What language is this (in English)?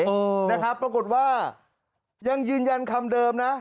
Thai